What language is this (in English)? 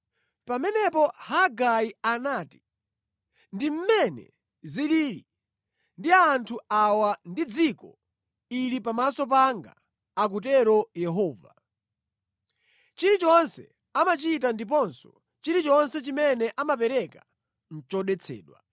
Nyanja